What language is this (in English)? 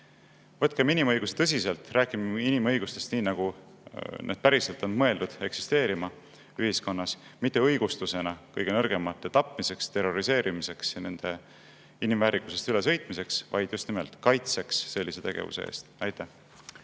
Estonian